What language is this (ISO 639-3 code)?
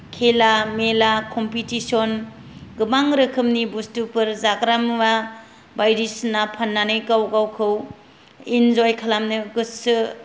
brx